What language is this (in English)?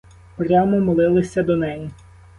Ukrainian